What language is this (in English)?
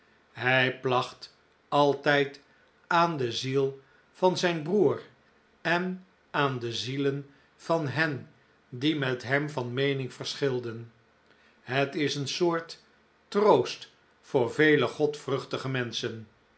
Dutch